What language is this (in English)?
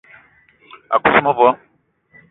Eton (Cameroon)